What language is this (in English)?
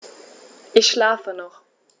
German